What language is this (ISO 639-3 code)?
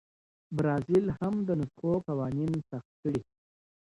pus